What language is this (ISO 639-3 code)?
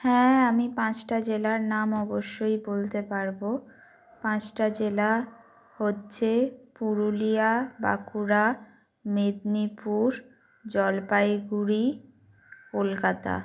ben